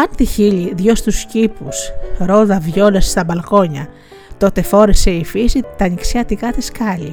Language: Greek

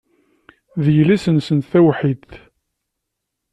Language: Kabyle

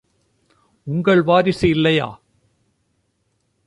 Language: Tamil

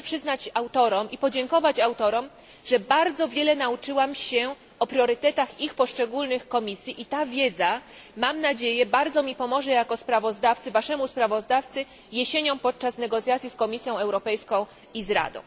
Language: Polish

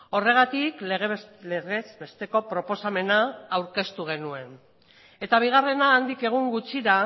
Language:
Basque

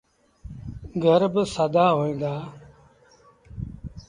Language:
Sindhi Bhil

